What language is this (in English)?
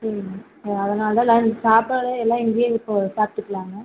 Tamil